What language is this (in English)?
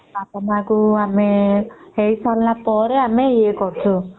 Odia